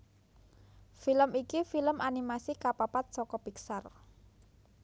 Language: Javanese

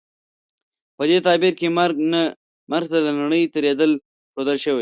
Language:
Pashto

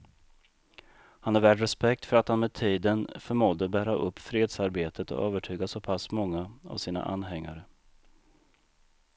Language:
Swedish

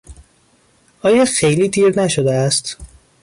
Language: Persian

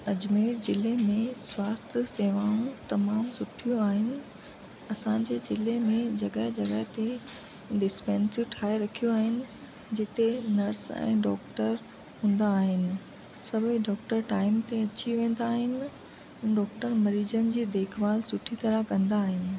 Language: Sindhi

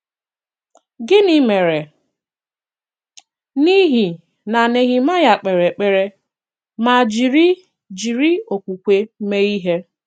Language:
Igbo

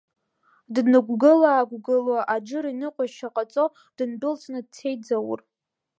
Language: Abkhazian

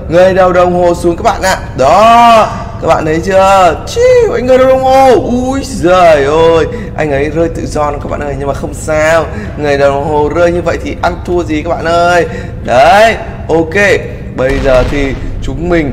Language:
Vietnamese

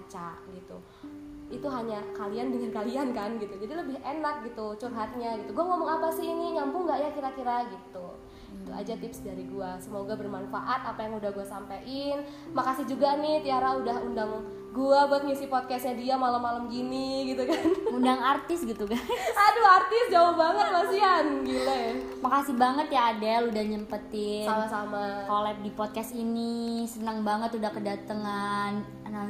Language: Indonesian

